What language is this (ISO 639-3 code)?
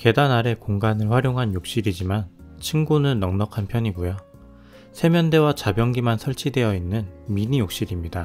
kor